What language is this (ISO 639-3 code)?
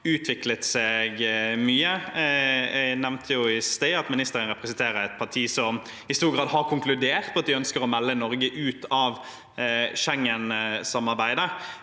nor